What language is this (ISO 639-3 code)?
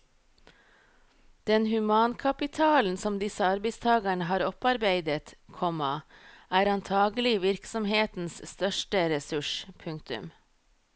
nor